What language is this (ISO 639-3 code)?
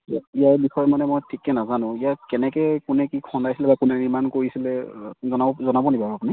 asm